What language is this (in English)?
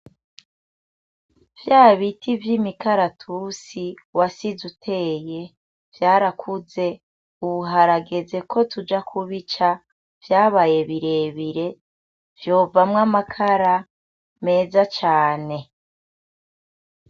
Rundi